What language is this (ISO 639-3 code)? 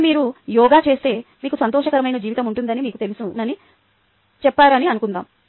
tel